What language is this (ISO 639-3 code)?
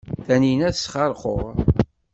kab